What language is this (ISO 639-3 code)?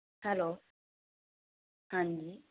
pan